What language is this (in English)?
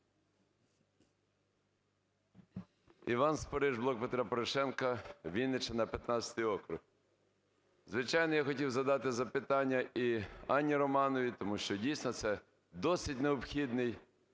Ukrainian